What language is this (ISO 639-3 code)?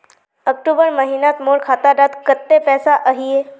mag